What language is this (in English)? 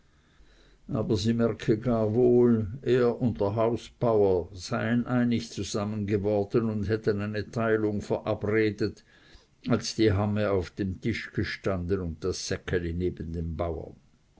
German